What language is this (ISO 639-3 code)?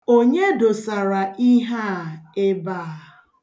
ibo